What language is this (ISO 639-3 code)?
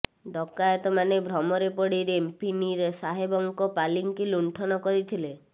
ori